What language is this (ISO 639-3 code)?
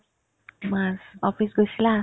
asm